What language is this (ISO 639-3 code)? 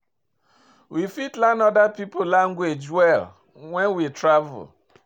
pcm